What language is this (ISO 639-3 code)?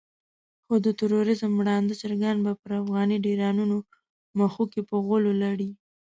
pus